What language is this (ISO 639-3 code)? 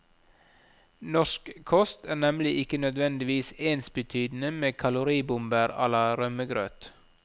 nor